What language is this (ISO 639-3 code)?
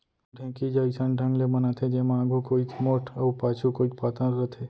hne